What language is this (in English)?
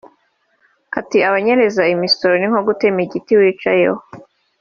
Kinyarwanda